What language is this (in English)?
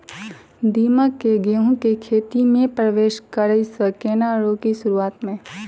Maithili